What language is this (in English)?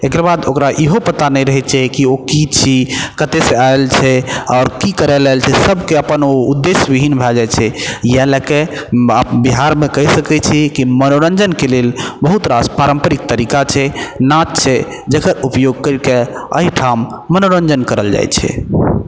Maithili